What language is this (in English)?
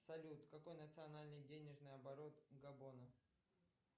Russian